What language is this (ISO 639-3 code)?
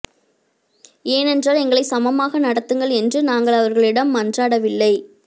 tam